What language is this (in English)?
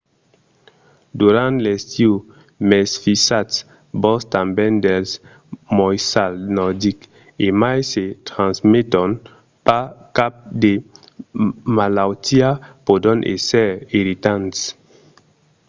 Occitan